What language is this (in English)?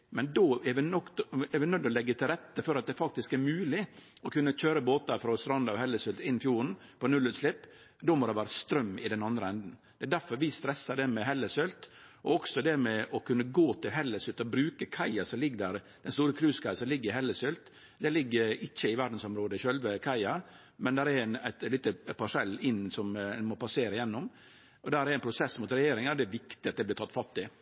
Norwegian Nynorsk